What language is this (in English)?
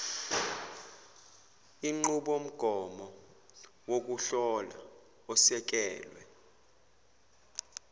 Zulu